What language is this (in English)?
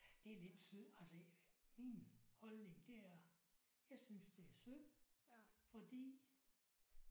Danish